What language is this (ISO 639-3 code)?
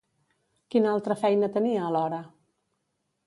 cat